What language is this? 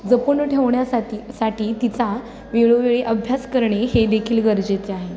Marathi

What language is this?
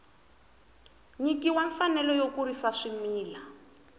Tsonga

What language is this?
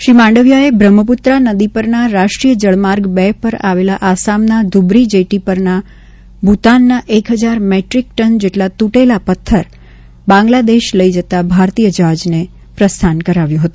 Gujarati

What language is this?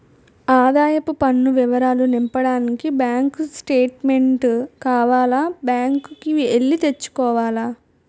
Telugu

